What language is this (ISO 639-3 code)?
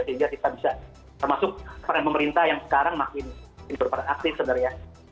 ind